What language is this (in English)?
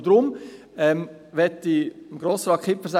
Swiss German